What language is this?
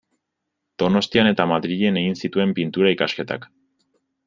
Basque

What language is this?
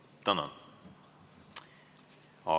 Estonian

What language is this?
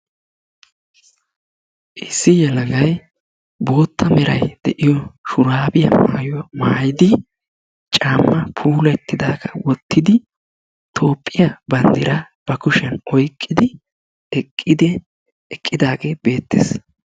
Wolaytta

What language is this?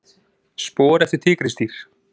Icelandic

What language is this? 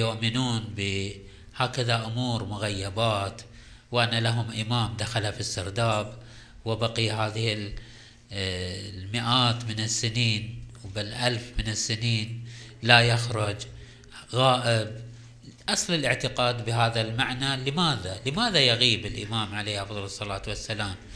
Arabic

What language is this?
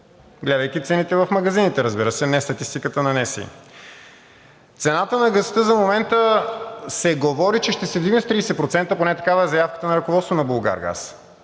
Bulgarian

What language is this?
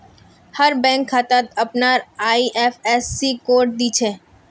Magahi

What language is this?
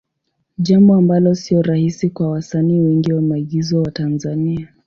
Swahili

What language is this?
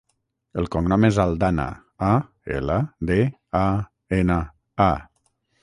Catalan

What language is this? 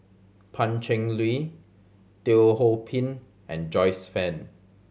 English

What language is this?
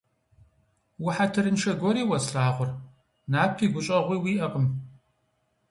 Kabardian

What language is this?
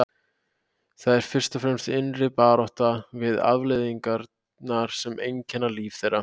Icelandic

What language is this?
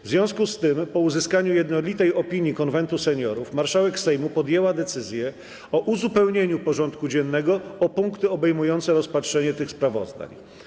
Polish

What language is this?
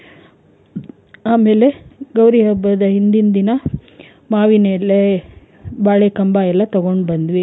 Kannada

